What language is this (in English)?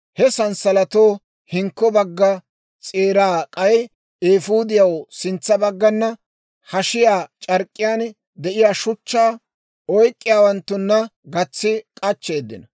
Dawro